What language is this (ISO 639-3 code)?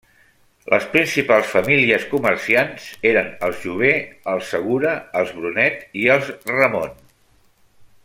cat